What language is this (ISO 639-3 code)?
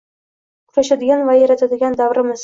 uzb